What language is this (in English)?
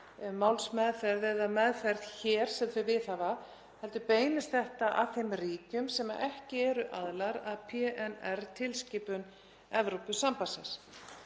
Icelandic